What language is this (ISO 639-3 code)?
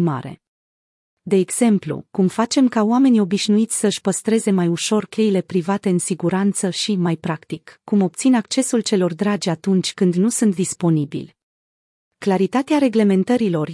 ron